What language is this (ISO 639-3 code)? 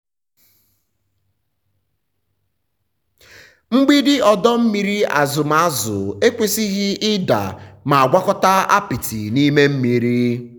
ibo